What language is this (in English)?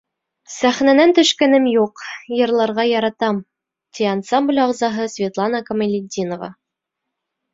Bashkir